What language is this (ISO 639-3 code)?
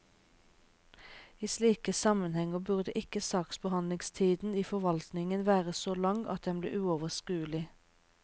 nor